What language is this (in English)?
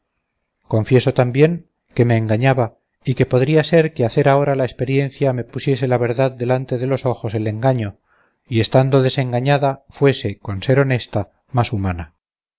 Spanish